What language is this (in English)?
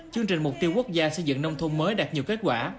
Vietnamese